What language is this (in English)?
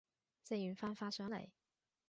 Cantonese